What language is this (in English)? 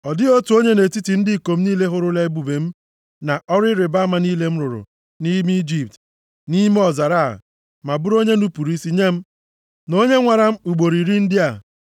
Igbo